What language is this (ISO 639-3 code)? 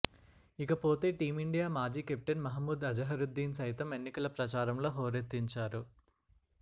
tel